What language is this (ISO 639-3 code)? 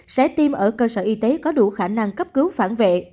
vie